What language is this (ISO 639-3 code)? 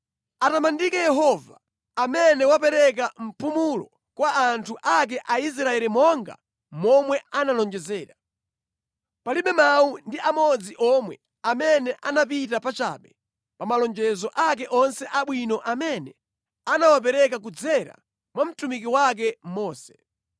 nya